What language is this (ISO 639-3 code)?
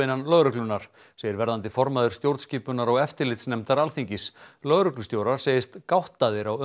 isl